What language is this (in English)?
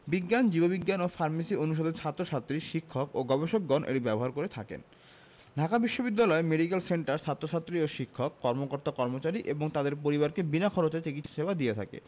Bangla